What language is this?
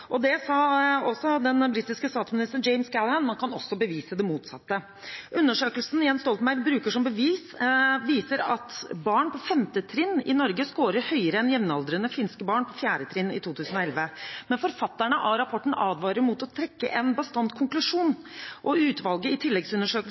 Norwegian Bokmål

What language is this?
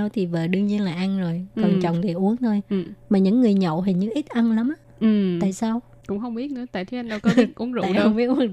Vietnamese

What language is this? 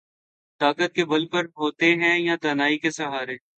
Urdu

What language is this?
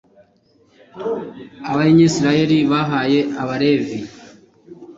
Kinyarwanda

